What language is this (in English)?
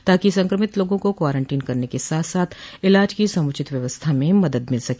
Hindi